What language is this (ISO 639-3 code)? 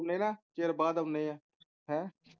pan